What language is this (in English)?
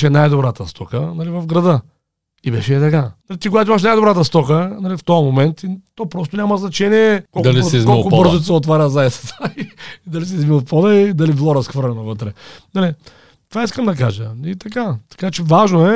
Bulgarian